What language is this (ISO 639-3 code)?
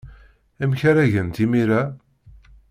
kab